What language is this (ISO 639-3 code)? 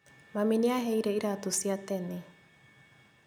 kik